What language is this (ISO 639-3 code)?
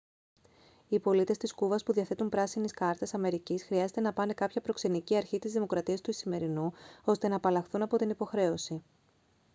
ell